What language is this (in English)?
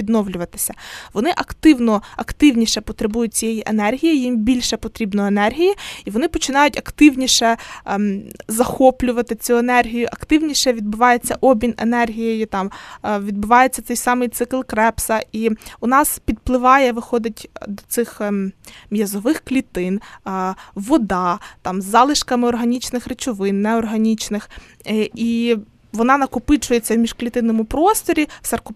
Ukrainian